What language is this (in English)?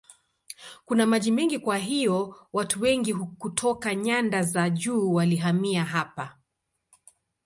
Swahili